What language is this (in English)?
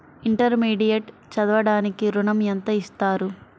Telugu